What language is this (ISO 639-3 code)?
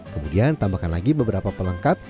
ind